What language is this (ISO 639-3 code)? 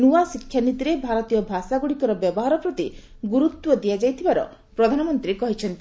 ori